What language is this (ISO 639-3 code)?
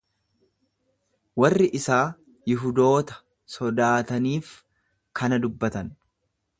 orm